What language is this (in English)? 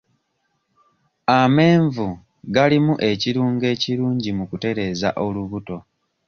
Ganda